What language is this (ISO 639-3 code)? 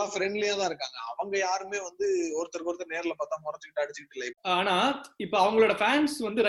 tam